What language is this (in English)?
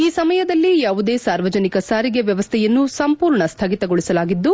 Kannada